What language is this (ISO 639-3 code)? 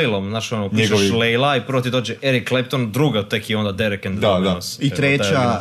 hrv